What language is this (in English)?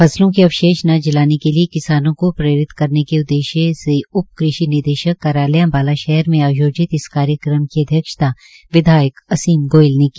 Hindi